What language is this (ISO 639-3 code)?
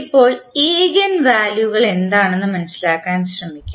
mal